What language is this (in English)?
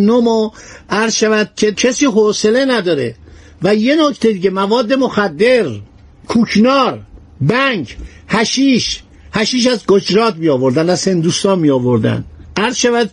Persian